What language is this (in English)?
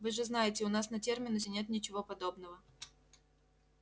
Russian